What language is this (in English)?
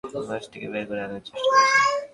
Bangla